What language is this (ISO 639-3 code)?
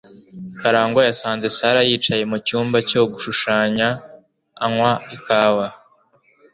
kin